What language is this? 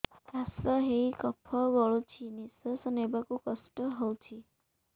Odia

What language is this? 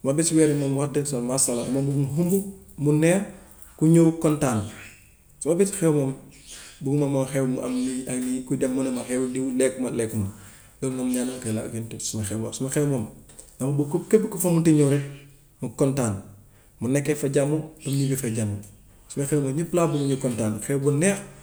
Gambian Wolof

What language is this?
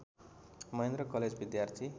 Nepali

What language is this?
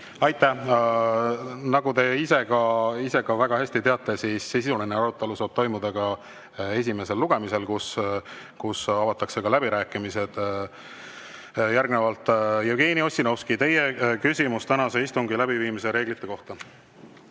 Estonian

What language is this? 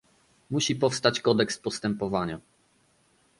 Polish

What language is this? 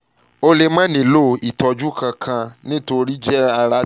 Yoruba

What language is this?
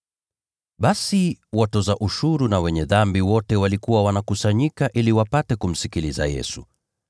Swahili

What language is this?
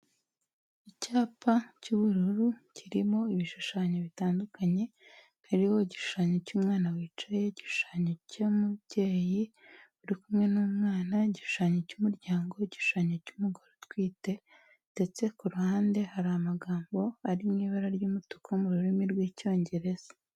Kinyarwanda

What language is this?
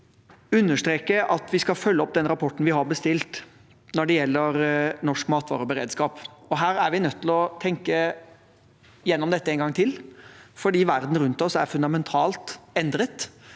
Norwegian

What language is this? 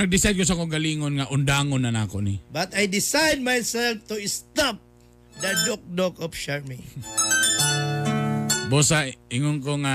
Filipino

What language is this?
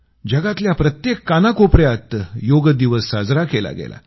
Marathi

